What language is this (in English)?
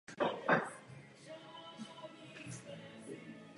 Czech